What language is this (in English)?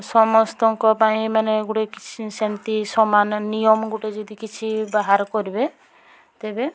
Odia